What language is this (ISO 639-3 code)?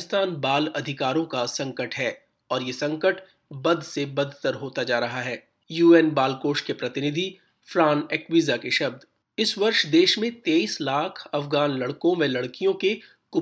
hin